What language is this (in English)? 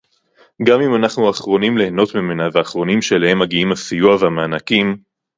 Hebrew